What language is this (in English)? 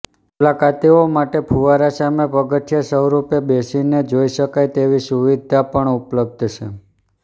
Gujarati